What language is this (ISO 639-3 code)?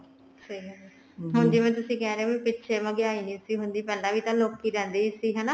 pan